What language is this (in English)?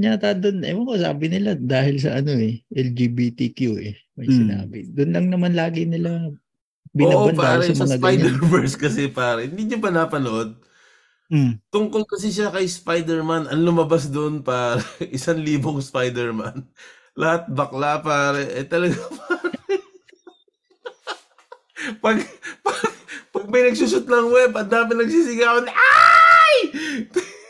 Filipino